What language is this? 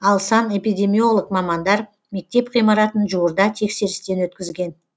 Kazakh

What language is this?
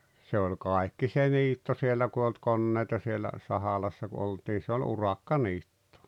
Finnish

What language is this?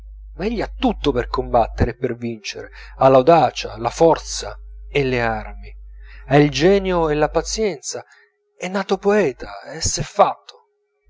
Italian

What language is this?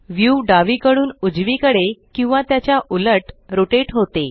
Marathi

